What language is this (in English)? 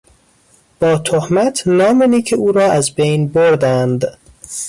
Persian